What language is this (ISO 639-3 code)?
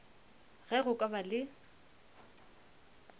nso